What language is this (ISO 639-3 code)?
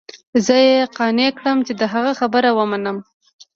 pus